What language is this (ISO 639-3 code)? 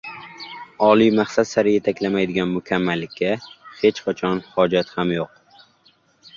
uzb